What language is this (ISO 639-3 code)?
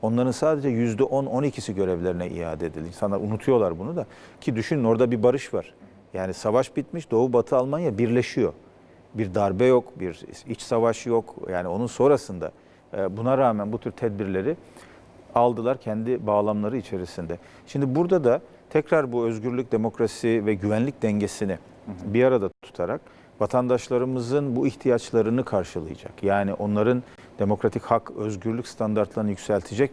tur